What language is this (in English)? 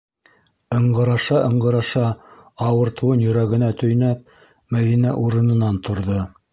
Bashkir